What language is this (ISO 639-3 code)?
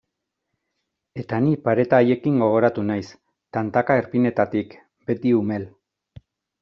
eus